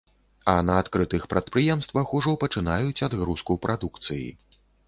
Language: Belarusian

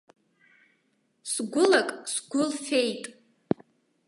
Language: Abkhazian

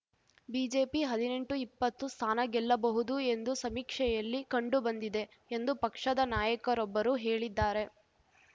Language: Kannada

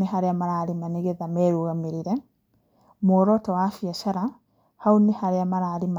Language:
Kikuyu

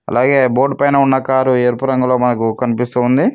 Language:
Telugu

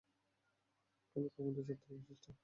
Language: Bangla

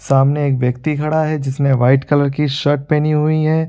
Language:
Hindi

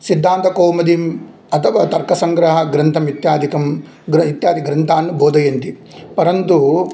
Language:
Sanskrit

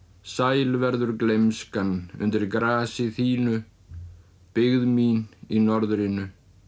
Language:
Icelandic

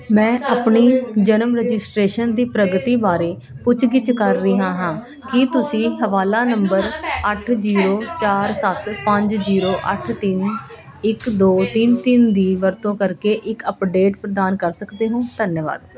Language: Punjabi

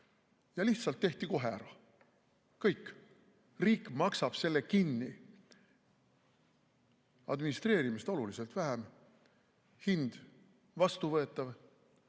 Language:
Estonian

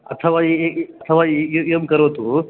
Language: Sanskrit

